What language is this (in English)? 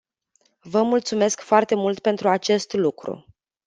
Romanian